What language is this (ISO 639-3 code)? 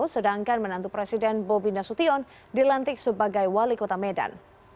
ind